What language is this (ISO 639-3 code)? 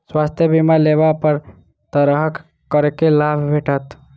mai